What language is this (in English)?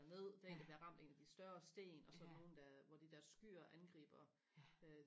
Danish